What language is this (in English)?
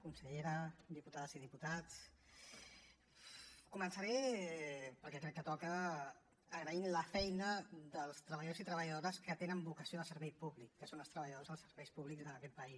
Catalan